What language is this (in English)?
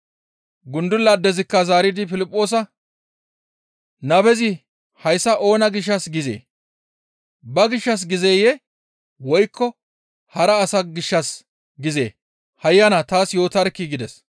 Gamo